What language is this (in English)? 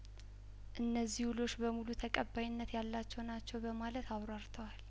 Amharic